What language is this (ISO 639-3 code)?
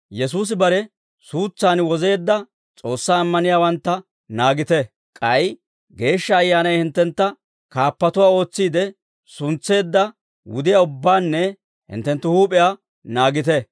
dwr